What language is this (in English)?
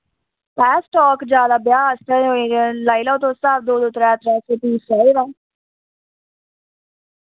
Dogri